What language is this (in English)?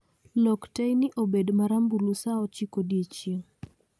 Luo (Kenya and Tanzania)